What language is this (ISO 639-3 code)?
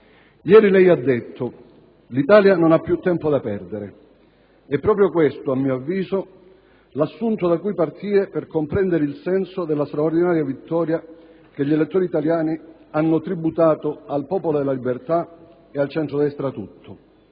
ita